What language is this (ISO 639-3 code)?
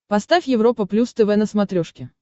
rus